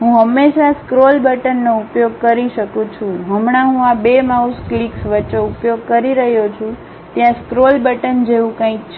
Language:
Gujarati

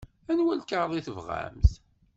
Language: Kabyle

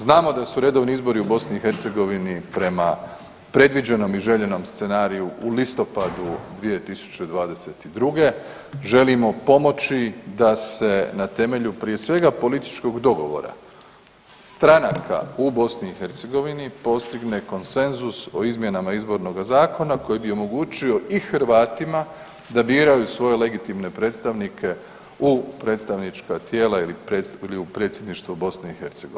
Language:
Croatian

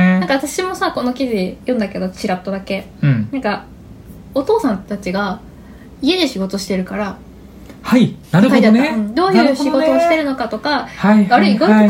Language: Japanese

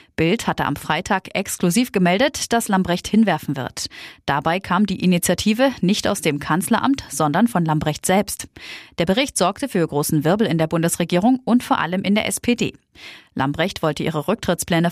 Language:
German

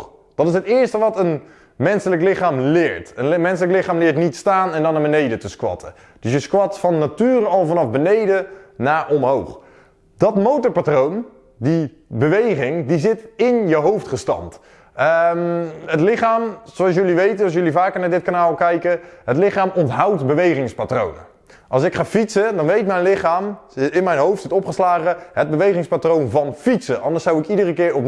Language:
Dutch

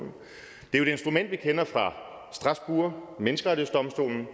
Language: Danish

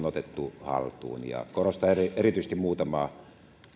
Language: Finnish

